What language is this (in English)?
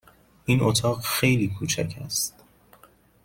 Persian